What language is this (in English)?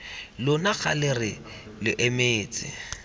Tswana